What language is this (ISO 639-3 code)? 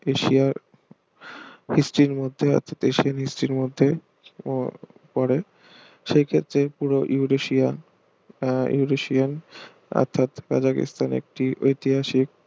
ben